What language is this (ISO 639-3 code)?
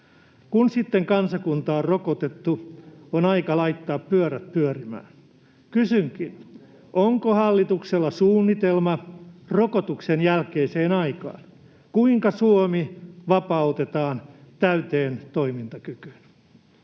fin